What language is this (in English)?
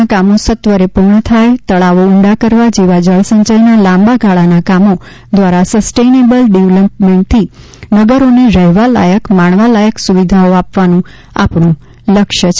Gujarati